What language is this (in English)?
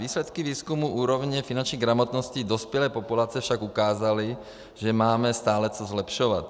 Czech